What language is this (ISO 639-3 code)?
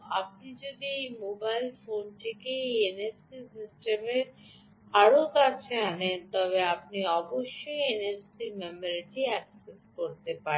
ben